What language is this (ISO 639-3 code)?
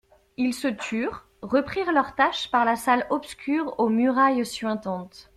fra